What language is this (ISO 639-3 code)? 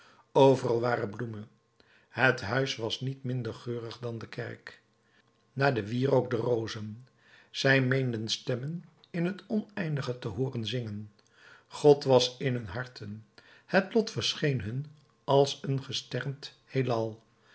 nld